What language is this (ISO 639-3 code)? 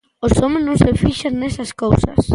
glg